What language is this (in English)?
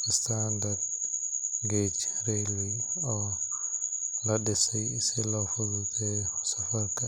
Somali